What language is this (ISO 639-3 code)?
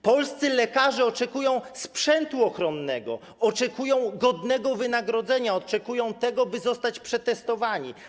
pol